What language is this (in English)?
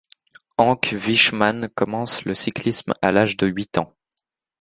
French